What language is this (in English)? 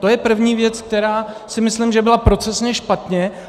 Czech